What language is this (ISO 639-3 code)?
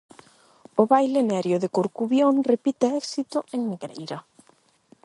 glg